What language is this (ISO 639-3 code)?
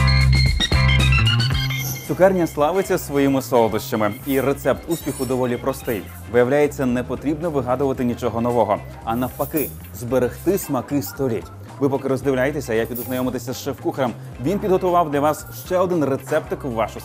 rus